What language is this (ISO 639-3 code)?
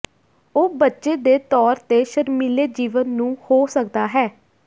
pan